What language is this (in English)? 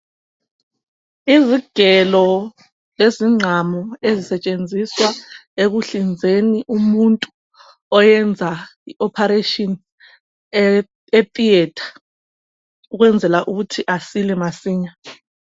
North Ndebele